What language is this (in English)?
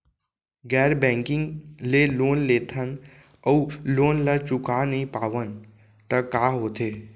Chhattisgarhi